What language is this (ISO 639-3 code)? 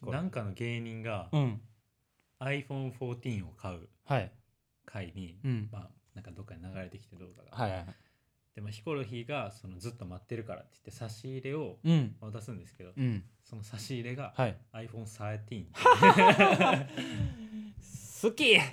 jpn